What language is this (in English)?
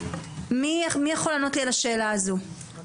Hebrew